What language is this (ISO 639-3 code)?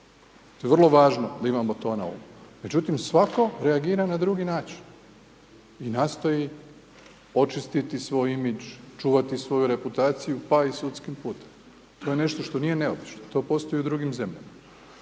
hrv